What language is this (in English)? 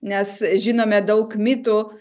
Lithuanian